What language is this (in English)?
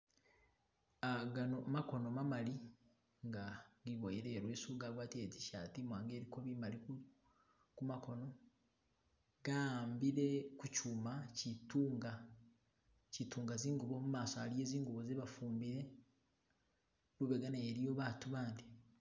Masaaba